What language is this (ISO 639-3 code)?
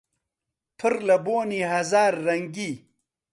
ckb